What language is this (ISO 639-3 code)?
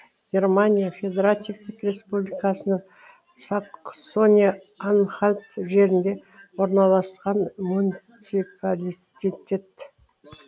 kaz